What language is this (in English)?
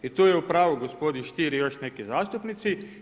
Croatian